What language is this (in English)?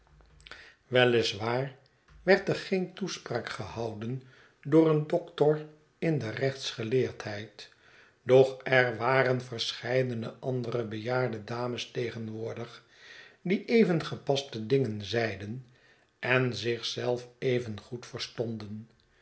Dutch